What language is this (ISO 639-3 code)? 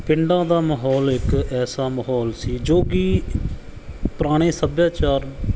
pan